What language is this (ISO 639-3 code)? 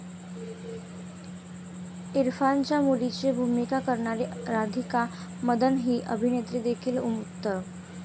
mar